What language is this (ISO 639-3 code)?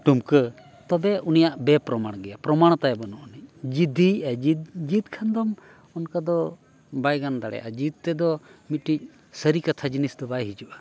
sat